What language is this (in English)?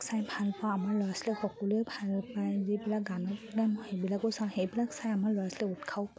Assamese